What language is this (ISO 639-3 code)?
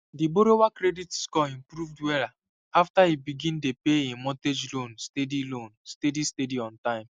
pcm